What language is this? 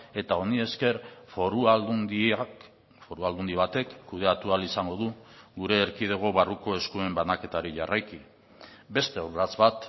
Basque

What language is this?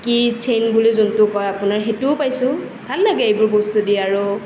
Assamese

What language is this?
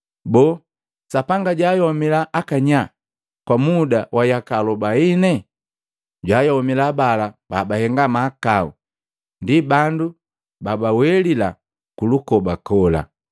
Matengo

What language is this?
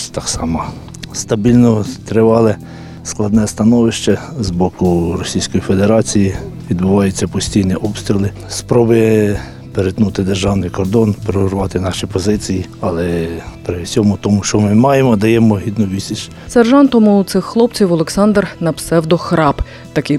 Ukrainian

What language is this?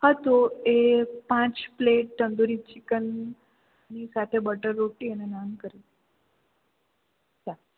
Gujarati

